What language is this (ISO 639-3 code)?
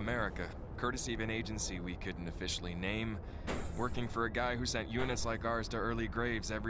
ind